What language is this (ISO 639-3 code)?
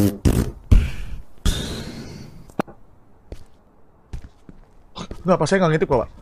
ind